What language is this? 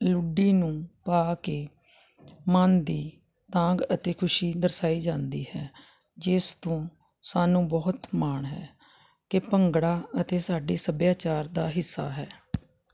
Punjabi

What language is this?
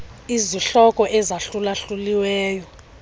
Xhosa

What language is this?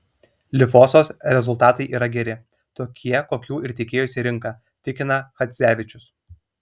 Lithuanian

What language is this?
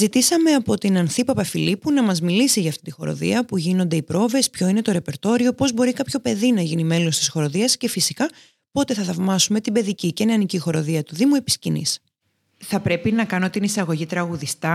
Greek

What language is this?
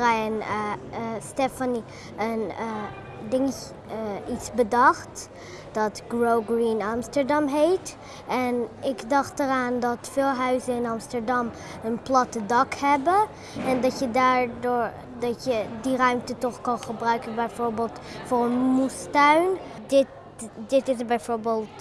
Dutch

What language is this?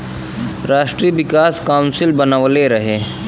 Bhojpuri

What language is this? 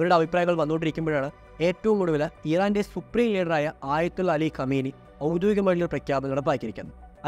Malayalam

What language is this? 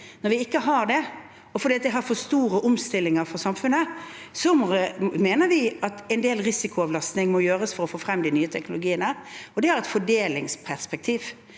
Norwegian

